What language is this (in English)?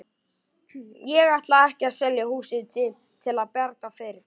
Icelandic